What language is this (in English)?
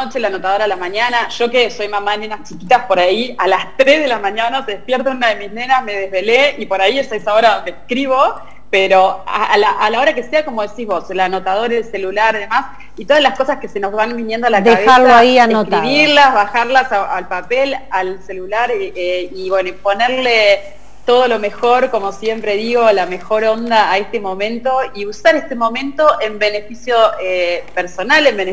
Spanish